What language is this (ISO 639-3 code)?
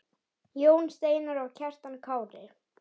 isl